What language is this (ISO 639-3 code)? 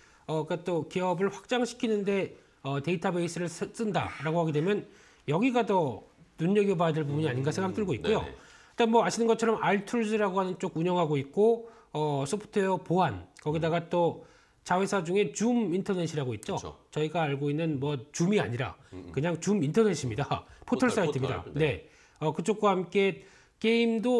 kor